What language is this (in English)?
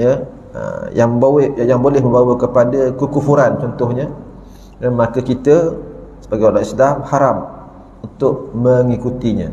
Malay